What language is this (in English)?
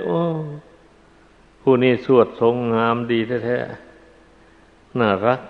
Thai